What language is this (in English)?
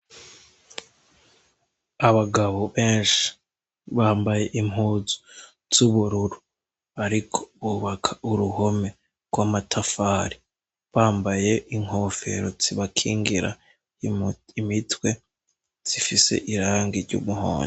Rundi